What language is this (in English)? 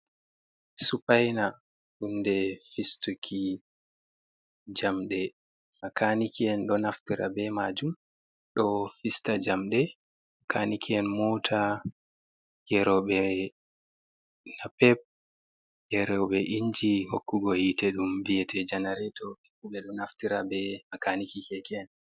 Fula